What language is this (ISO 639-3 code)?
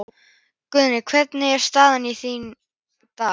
isl